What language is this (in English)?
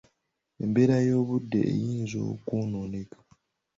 Ganda